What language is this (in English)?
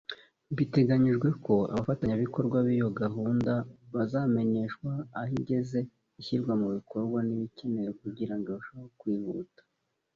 Kinyarwanda